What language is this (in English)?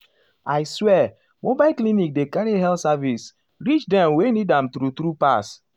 Nigerian Pidgin